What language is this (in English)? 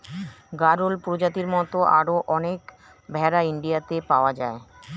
Bangla